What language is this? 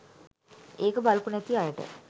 Sinhala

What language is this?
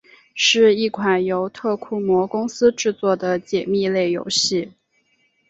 Chinese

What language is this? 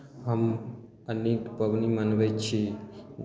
Maithili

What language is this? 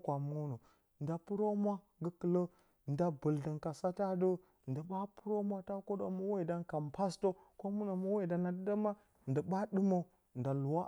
Bacama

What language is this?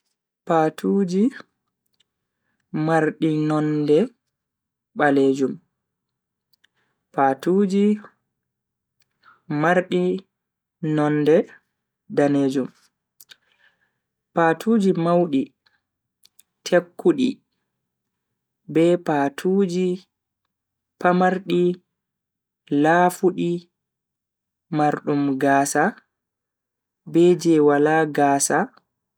Bagirmi Fulfulde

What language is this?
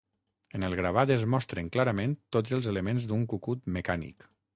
Catalan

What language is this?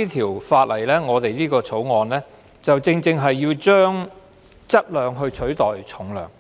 Cantonese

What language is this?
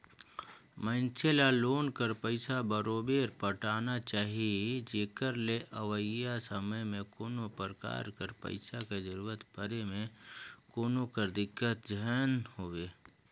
Chhattisgarhi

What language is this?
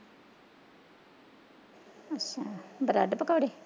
Punjabi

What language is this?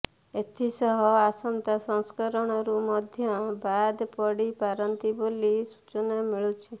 Odia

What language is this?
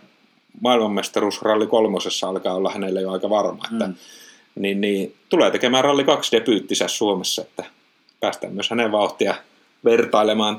Finnish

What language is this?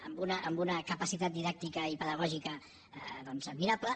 Catalan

